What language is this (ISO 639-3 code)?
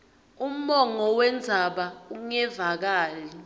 ssw